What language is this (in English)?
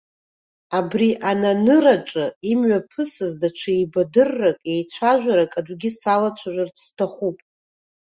Abkhazian